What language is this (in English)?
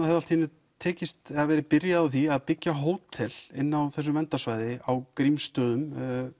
Icelandic